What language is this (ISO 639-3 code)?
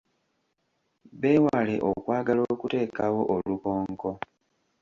lug